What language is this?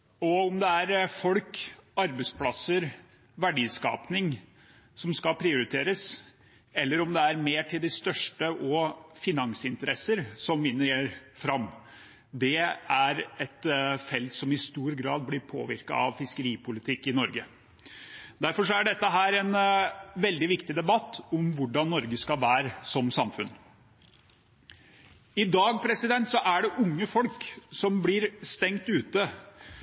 Norwegian Bokmål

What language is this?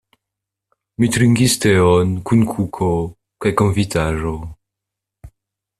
Esperanto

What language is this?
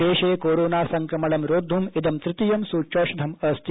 Sanskrit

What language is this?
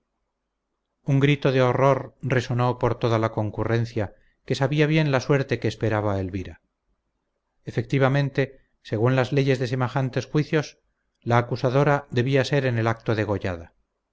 Spanish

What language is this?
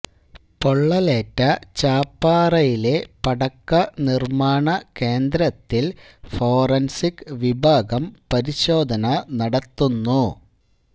Malayalam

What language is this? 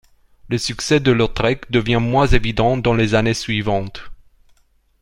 French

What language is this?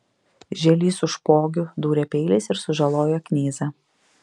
Lithuanian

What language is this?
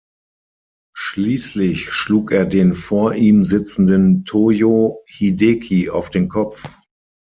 German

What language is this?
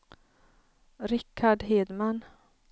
Swedish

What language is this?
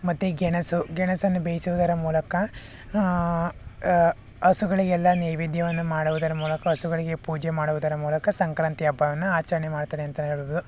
Kannada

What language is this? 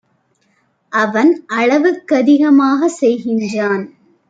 Tamil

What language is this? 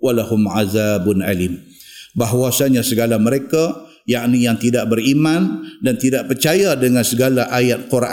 Malay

